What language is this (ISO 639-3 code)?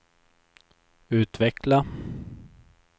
swe